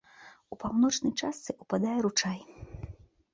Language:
Belarusian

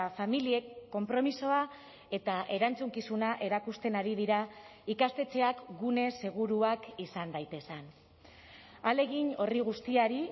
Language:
Basque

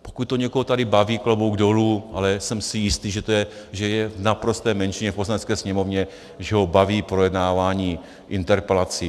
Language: Czech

